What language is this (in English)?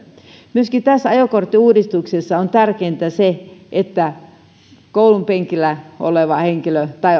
Finnish